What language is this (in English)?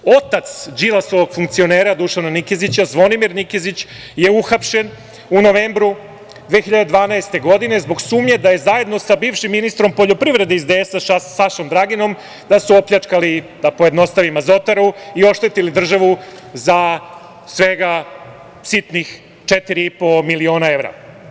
Serbian